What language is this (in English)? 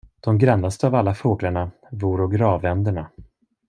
Swedish